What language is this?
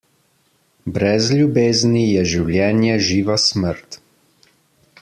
Slovenian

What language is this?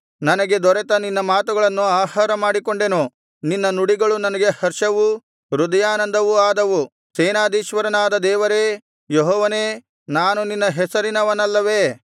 Kannada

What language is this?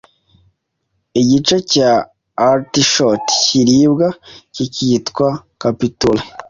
Kinyarwanda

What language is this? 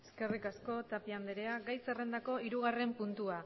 Basque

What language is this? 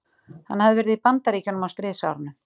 Icelandic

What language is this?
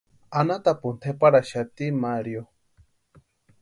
Western Highland Purepecha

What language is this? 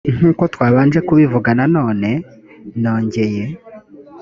Kinyarwanda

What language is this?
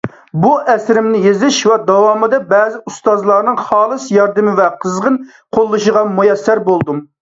Uyghur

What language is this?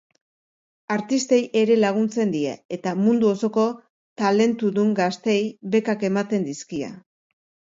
Basque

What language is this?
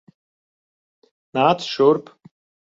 Latvian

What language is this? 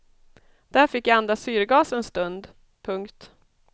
Swedish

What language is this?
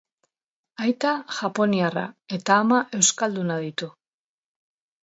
Basque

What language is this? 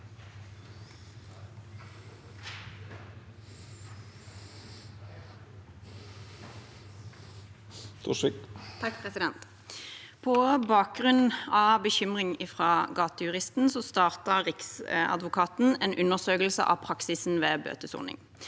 Norwegian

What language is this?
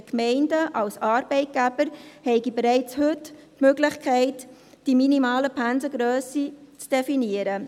Swiss German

